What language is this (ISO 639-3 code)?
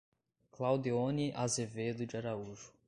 por